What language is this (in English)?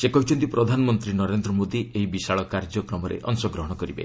Odia